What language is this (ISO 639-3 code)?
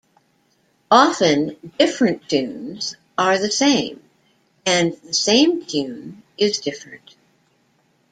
eng